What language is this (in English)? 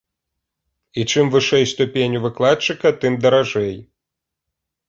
Belarusian